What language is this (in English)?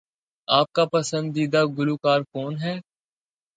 Urdu